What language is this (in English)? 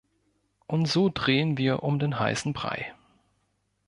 German